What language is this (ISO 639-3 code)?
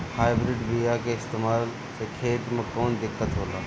bho